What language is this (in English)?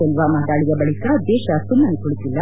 Kannada